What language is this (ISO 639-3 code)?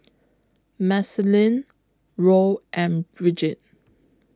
eng